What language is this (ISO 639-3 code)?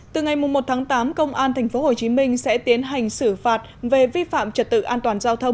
vie